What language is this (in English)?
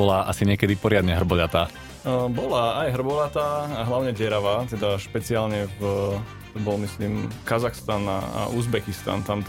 Slovak